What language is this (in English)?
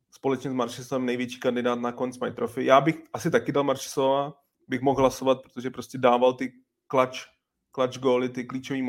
Czech